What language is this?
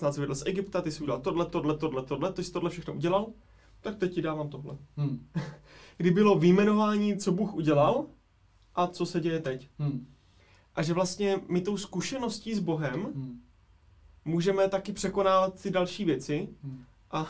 Czech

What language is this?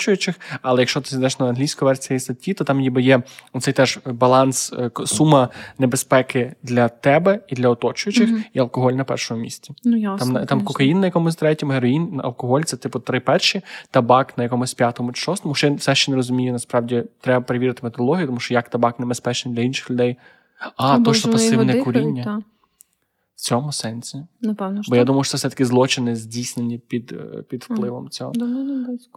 Ukrainian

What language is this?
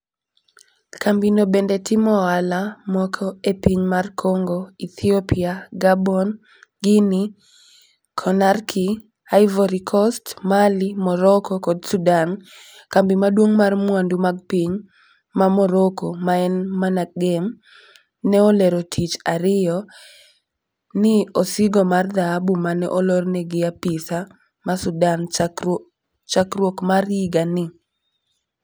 Luo (Kenya and Tanzania)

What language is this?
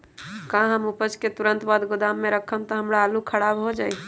Magahi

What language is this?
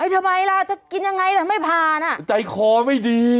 Thai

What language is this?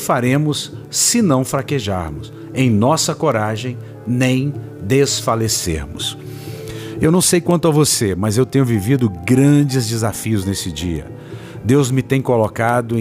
Portuguese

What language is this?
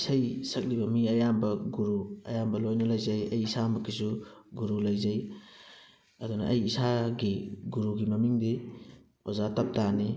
Manipuri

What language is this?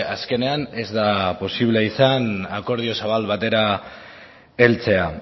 Basque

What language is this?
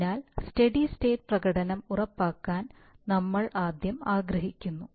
Malayalam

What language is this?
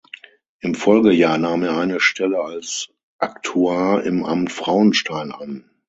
German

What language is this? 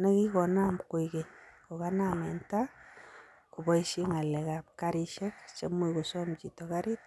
Kalenjin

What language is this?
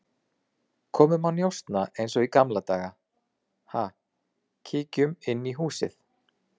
Icelandic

